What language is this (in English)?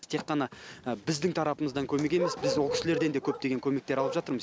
Kazakh